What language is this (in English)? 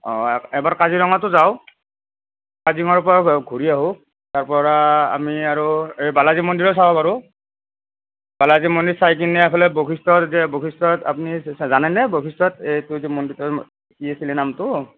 Assamese